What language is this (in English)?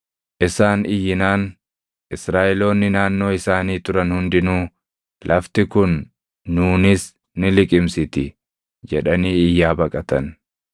Oromo